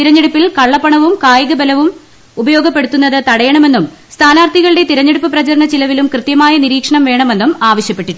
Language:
Malayalam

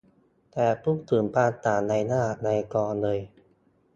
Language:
Thai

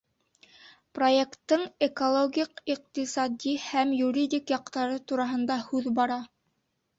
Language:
Bashkir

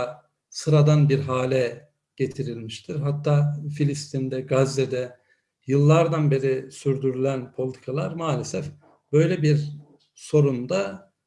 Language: Turkish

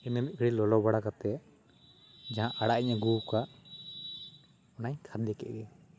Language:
Santali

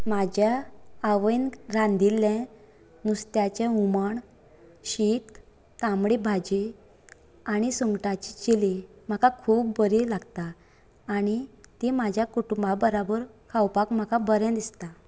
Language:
Konkani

